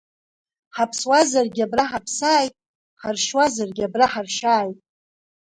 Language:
Abkhazian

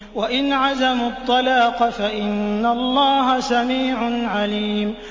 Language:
Arabic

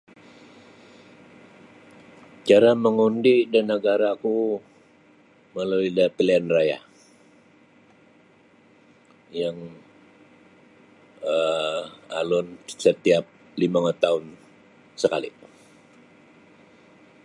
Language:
Sabah Bisaya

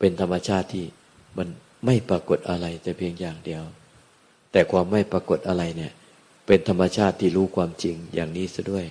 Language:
Thai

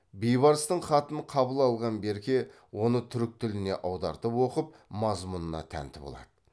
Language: Kazakh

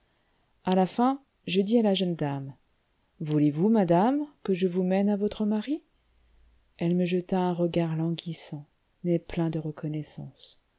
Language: French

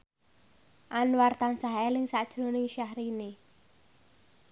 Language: Javanese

